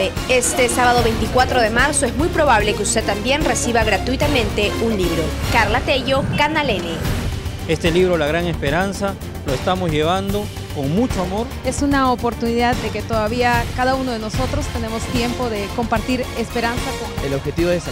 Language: Spanish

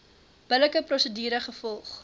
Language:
Afrikaans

